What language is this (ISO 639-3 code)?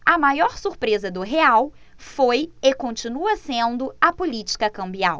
por